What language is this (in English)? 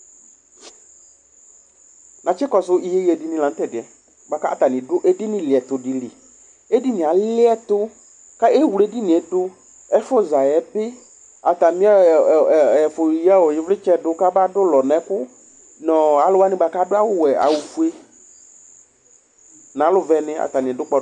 Ikposo